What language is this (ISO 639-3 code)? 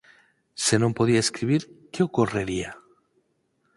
glg